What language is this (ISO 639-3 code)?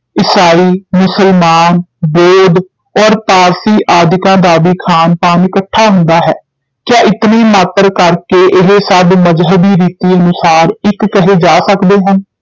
pan